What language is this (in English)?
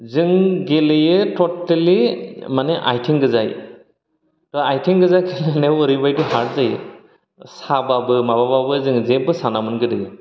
Bodo